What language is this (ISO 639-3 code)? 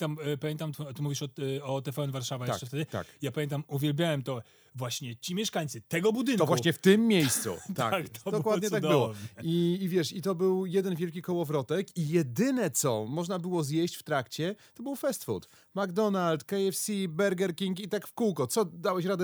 pol